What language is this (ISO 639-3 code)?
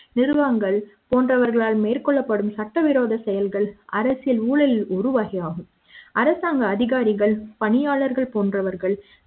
tam